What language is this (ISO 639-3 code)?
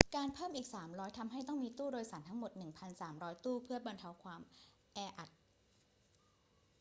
tha